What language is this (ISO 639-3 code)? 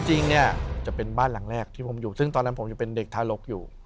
tha